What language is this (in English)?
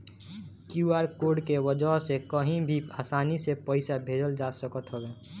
Bhojpuri